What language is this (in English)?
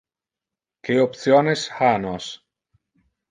Interlingua